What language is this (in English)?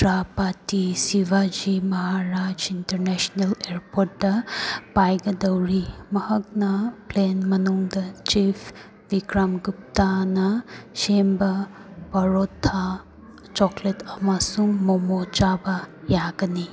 Manipuri